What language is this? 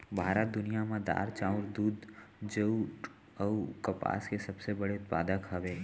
Chhattisgarhi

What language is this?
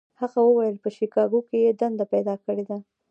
Pashto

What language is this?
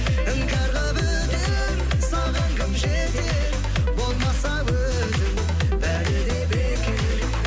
Kazakh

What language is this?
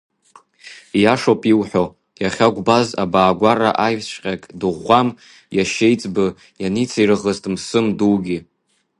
Abkhazian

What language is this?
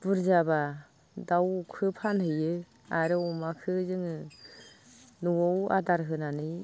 Bodo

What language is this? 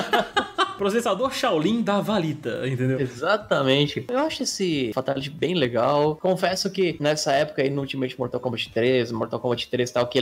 Portuguese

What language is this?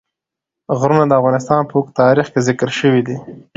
Pashto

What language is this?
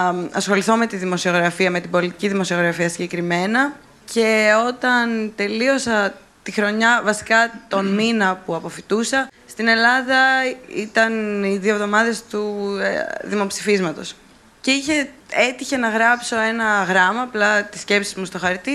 Greek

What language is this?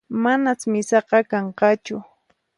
Puno Quechua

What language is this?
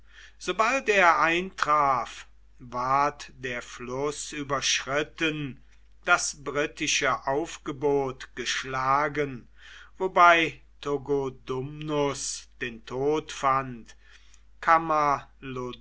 German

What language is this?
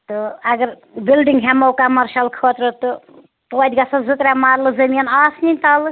Kashmiri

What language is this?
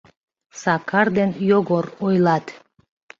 Mari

